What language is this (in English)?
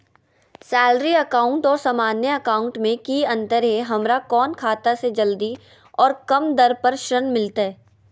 Magahi